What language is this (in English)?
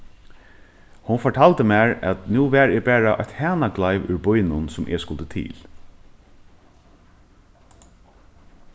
Faroese